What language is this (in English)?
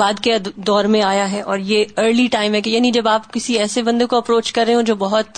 Urdu